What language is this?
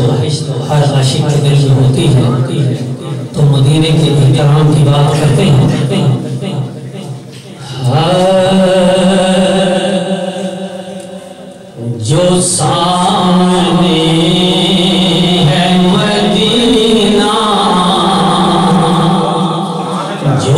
Arabic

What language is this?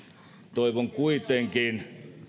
Finnish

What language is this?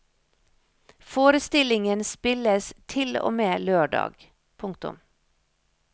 Norwegian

